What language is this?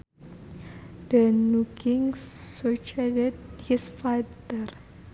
Sundanese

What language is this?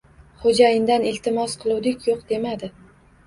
Uzbek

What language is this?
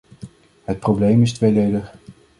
Dutch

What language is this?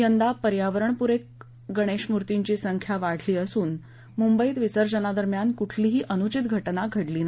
Marathi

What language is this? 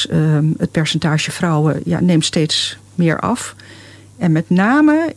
Dutch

